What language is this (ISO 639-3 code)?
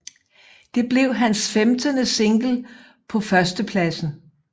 dan